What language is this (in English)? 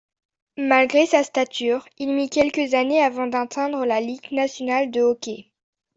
French